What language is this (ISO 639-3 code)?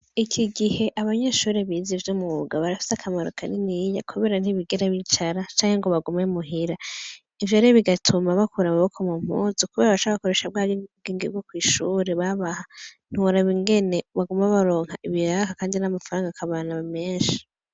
run